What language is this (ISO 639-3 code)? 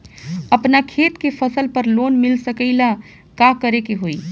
bho